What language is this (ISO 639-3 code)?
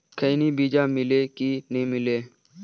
hne